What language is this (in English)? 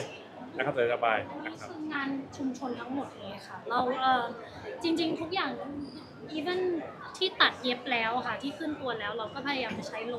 Thai